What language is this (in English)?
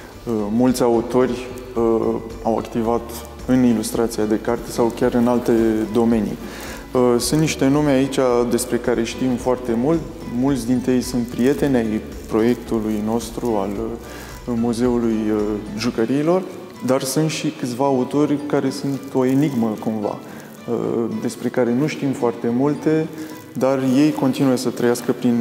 Romanian